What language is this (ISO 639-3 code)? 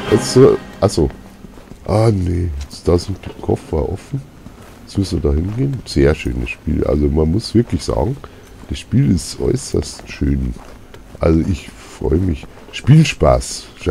deu